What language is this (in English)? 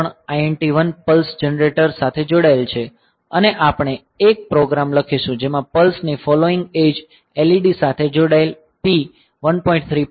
Gujarati